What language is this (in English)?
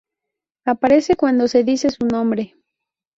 Spanish